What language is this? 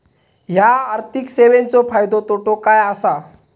Marathi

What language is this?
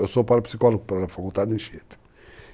Portuguese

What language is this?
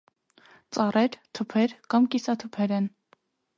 Armenian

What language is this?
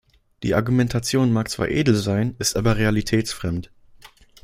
German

